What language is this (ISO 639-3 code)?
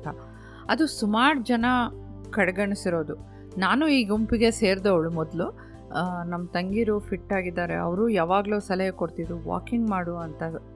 kan